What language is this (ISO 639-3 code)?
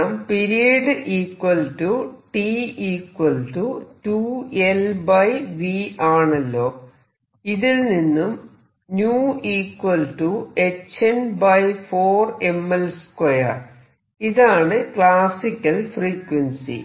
mal